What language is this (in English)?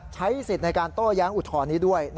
Thai